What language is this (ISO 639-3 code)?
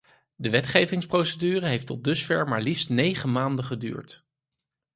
nld